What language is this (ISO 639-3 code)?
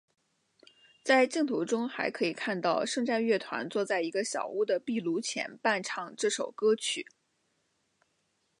zho